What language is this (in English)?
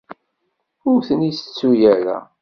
Kabyle